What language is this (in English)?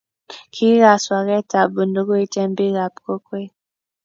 Kalenjin